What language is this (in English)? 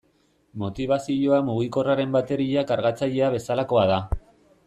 Basque